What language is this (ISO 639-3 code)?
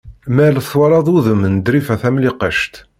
kab